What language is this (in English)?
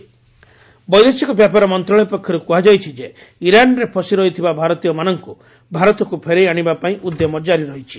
Odia